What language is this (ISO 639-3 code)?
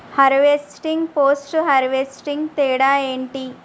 tel